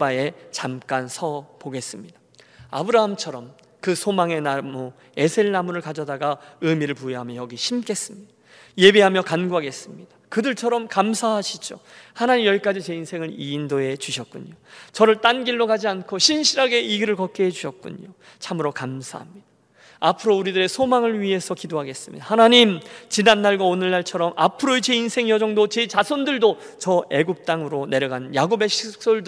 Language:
Korean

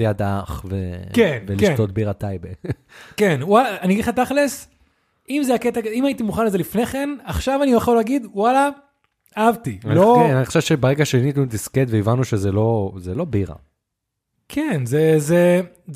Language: Hebrew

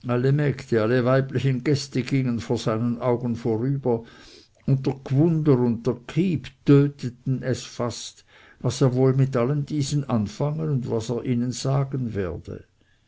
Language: German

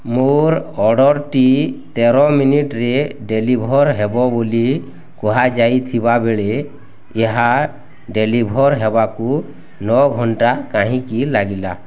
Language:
Odia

